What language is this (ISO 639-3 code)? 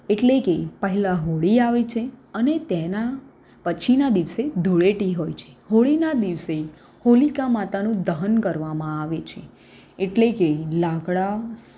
guj